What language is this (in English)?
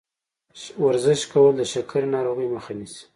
Pashto